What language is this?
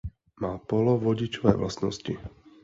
Czech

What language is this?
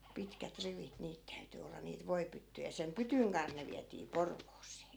Finnish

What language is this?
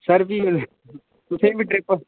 Dogri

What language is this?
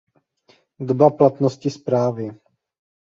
Czech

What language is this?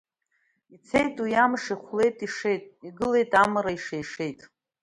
Abkhazian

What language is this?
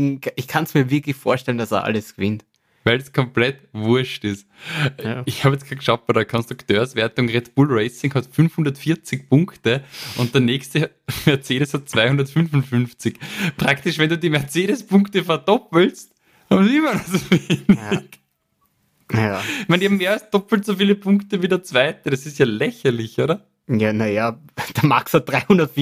German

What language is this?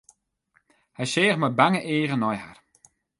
Western Frisian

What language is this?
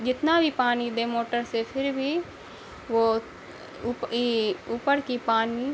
Urdu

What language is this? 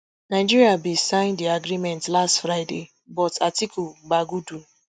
Nigerian Pidgin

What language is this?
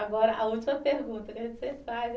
Portuguese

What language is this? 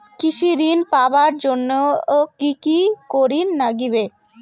Bangla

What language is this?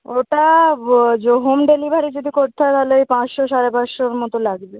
Bangla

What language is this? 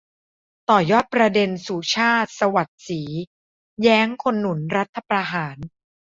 Thai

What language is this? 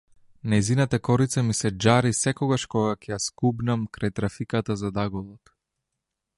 Macedonian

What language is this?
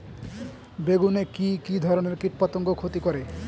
Bangla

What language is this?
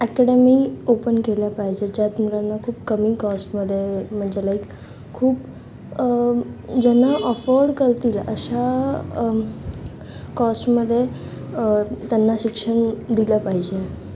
Marathi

